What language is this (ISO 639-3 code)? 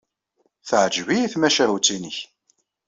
kab